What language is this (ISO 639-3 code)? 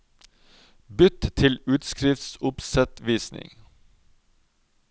nor